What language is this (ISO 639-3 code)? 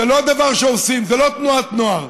heb